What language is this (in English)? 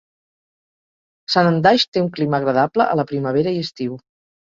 Catalan